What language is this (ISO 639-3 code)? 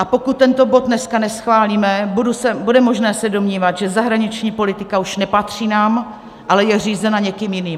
ces